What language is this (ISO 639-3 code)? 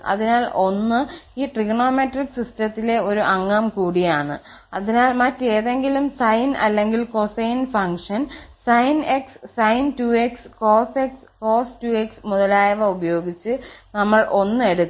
mal